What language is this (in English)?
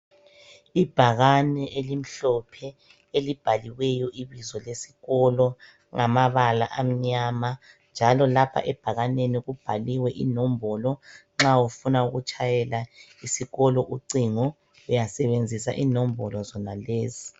North Ndebele